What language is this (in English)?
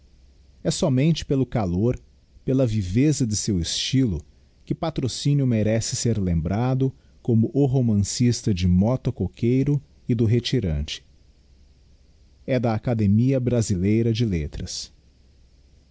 Portuguese